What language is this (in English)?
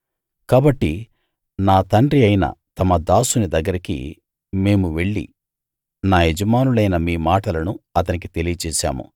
Telugu